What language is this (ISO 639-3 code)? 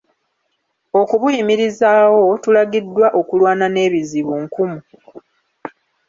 lug